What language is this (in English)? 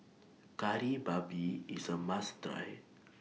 English